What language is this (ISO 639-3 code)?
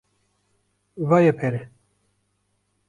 kur